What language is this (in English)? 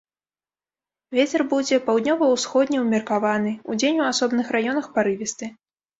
Belarusian